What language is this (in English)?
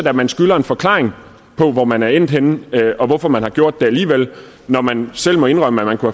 Danish